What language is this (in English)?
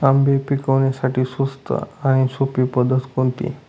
Marathi